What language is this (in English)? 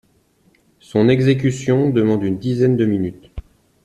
French